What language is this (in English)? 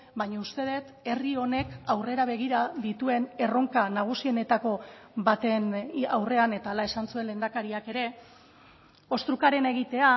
Basque